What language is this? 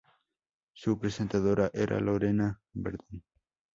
Spanish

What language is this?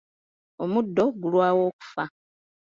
Ganda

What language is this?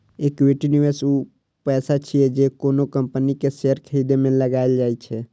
Maithili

